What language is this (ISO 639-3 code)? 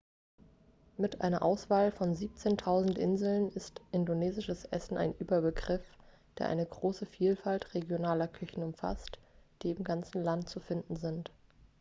deu